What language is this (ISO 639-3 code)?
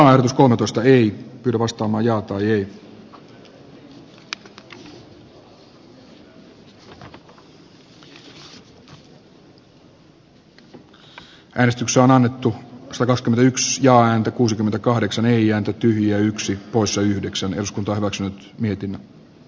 fin